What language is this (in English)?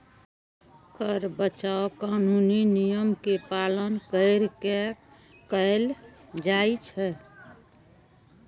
Maithili